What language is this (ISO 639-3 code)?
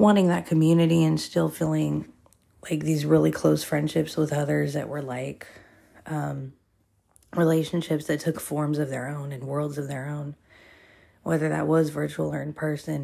eng